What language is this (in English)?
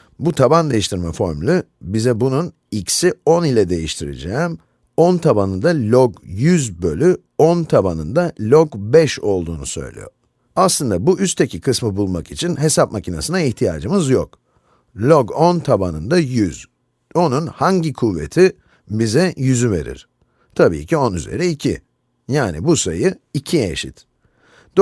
Turkish